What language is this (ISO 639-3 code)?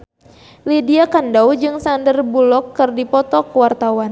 sun